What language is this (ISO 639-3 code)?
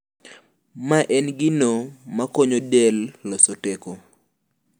luo